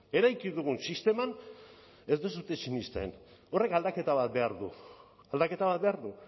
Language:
Basque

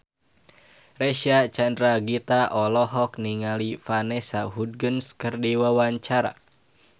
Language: Sundanese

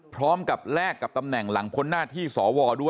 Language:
Thai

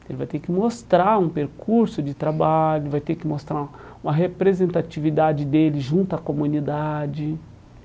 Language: Portuguese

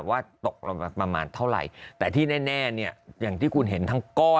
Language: Thai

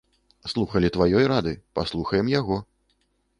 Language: Belarusian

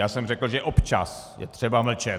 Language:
Czech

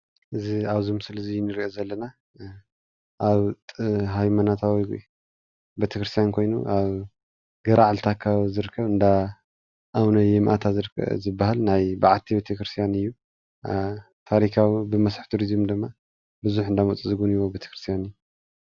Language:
Tigrinya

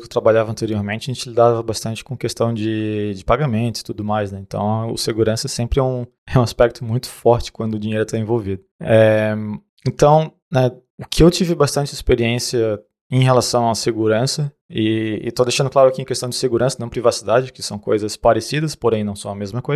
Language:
Portuguese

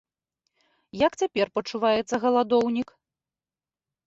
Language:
Belarusian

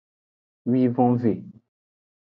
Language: Aja (Benin)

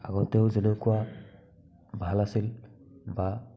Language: Assamese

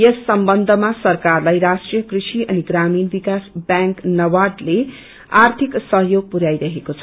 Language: Nepali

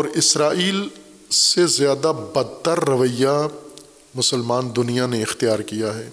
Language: Urdu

